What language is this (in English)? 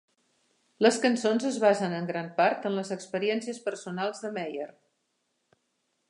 Catalan